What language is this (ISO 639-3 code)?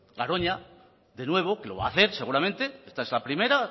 spa